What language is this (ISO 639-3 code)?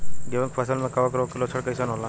bho